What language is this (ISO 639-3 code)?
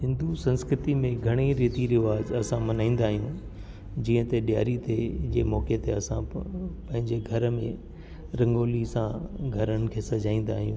snd